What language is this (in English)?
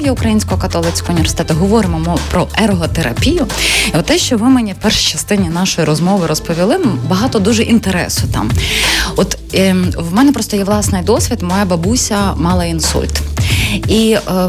Ukrainian